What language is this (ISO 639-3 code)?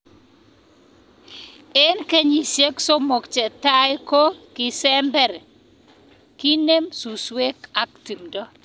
kln